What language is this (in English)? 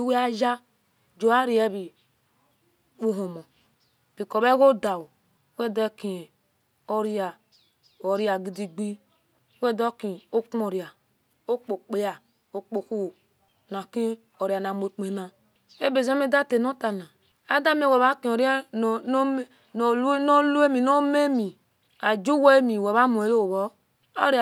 Esan